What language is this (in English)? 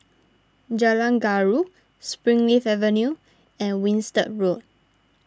English